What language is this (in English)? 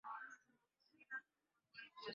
Swahili